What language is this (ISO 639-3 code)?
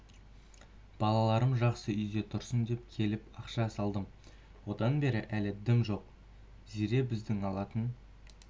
kaz